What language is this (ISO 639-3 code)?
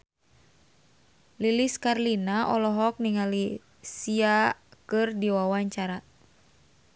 sun